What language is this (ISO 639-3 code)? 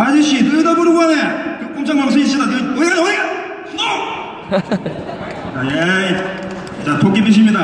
kor